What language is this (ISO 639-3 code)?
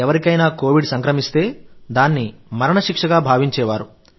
tel